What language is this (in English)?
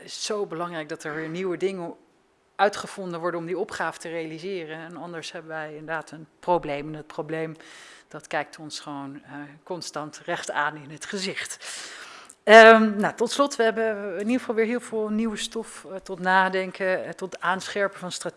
Dutch